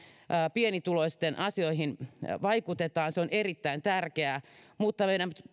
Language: Finnish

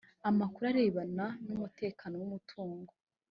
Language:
Kinyarwanda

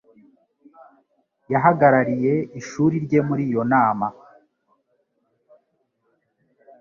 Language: Kinyarwanda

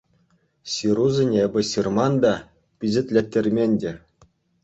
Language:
Chuvash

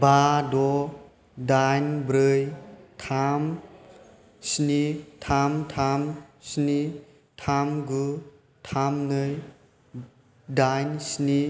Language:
Bodo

